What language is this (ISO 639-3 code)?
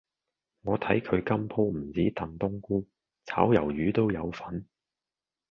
yue